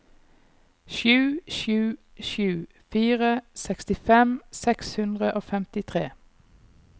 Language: Norwegian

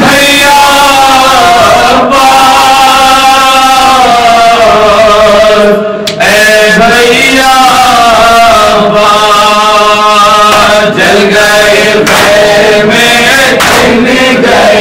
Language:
Arabic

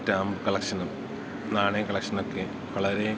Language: Malayalam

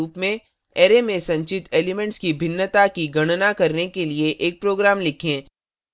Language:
Hindi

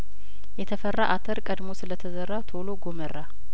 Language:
Amharic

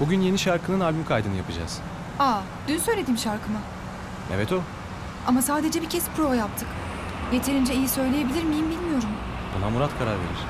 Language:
Turkish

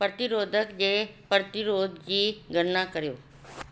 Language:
Sindhi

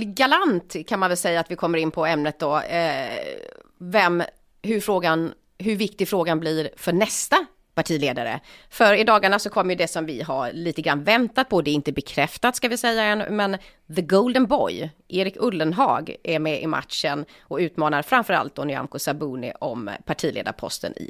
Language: Swedish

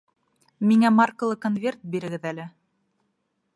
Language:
Bashkir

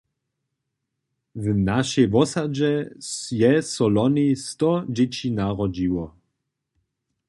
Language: Upper Sorbian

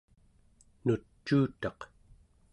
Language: Central Yupik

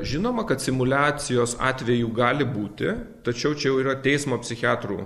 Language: Lithuanian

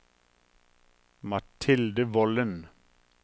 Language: Norwegian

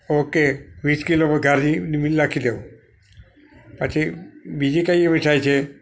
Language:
Gujarati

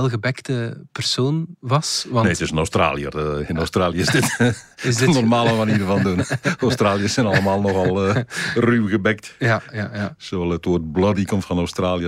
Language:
Dutch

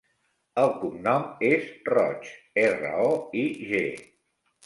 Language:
Catalan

